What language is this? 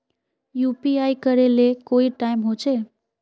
Magahi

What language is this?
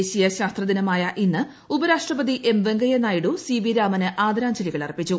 Malayalam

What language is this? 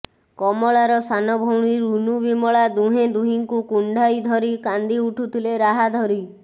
Odia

